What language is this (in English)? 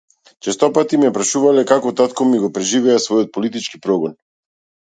Macedonian